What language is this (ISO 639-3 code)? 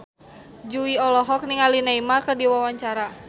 sun